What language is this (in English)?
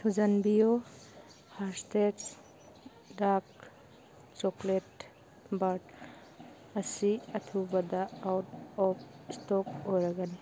Manipuri